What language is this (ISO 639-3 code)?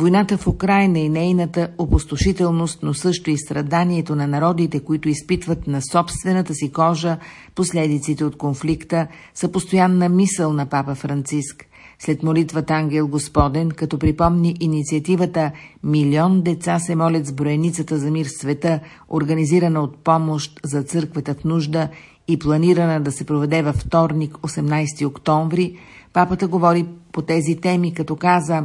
bul